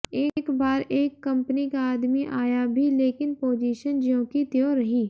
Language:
Hindi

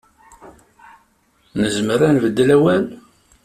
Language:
Kabyle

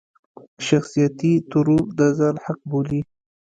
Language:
Pashto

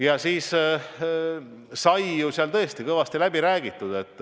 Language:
Estonian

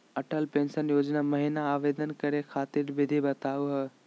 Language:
Magahi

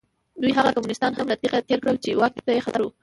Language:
Pashto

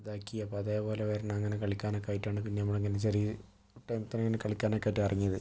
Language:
Malayalam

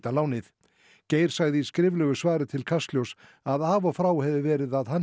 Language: Icelandic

